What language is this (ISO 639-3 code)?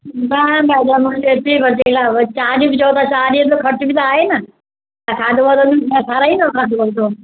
snd